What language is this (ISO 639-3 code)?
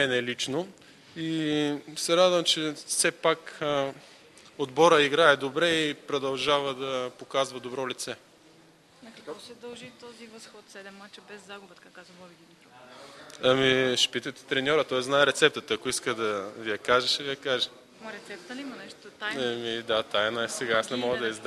bul